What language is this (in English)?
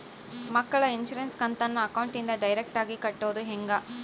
Kannada